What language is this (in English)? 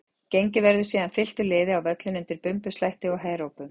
Icelandic